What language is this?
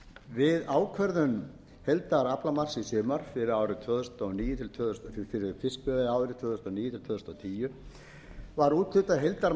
Icelandic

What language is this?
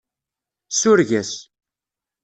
Kabyle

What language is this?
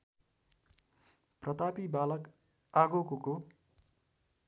Nepali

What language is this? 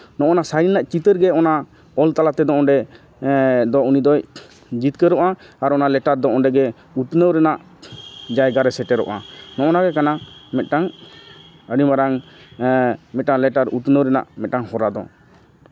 Santali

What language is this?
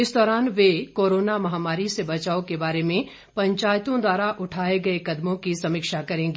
Hindi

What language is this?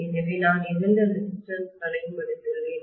Tamil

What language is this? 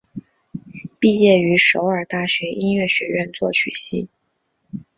Chinese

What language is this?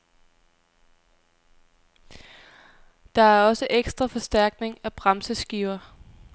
Danish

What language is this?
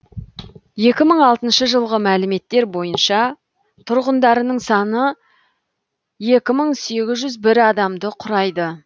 Kazakh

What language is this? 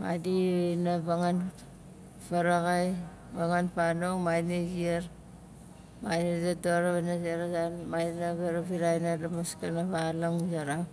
Nalik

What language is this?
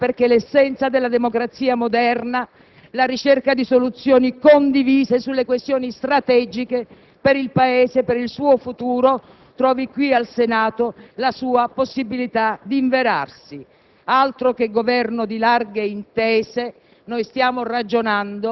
Italian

